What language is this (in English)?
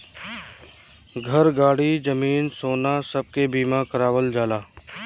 Bhojpuri